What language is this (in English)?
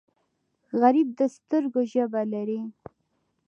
Pashto